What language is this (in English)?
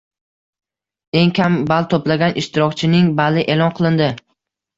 Uzbek